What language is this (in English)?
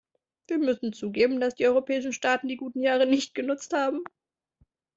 German